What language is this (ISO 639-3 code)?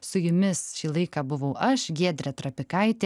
lit